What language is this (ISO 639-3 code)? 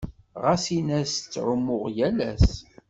kab